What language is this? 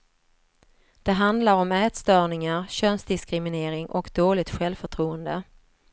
Swedish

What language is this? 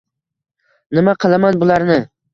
Uzbek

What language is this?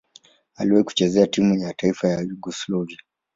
Swahili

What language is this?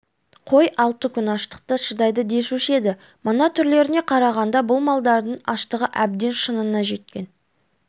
Kazakh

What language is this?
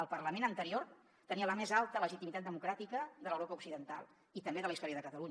Catalan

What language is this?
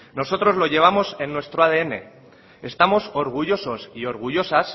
Spanish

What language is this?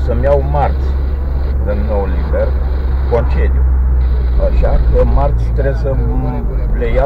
Romanian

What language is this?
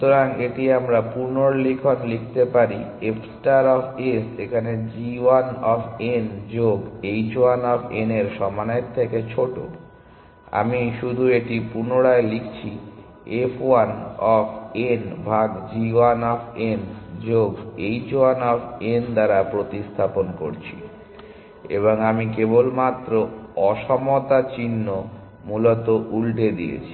Bangla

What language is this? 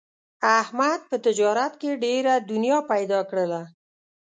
Pashto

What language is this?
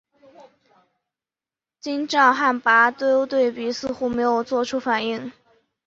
Chinese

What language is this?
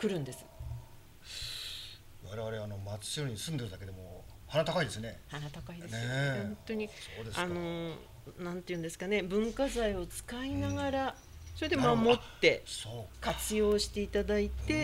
Japanese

